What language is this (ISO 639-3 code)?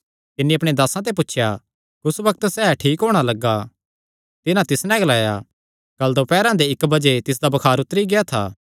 xnr